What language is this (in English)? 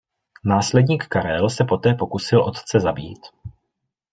Czech